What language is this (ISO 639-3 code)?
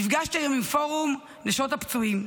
heb